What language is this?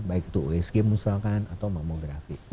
Indonesian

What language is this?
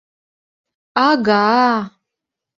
Mari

